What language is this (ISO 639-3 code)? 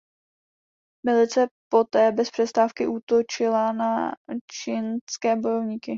ces